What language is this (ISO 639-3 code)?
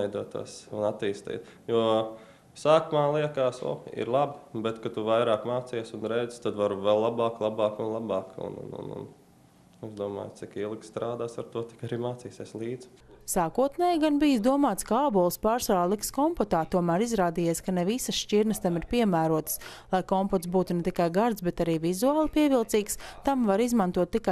lav